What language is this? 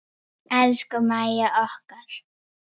Icelandic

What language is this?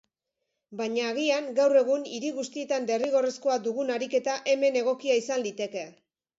Basque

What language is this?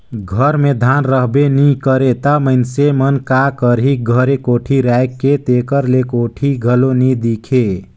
Chhattisgarhi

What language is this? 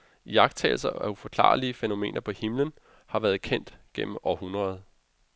Danish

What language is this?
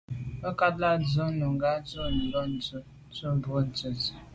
Medumba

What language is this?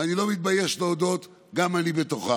Hebrew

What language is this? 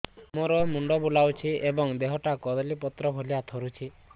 Odia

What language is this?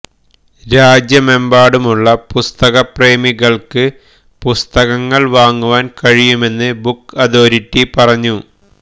Malayalam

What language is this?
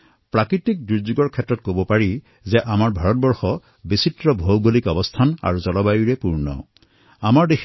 Assamese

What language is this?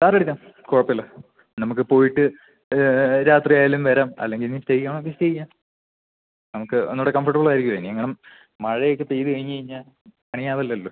Malayalam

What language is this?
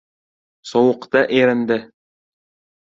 Uzbek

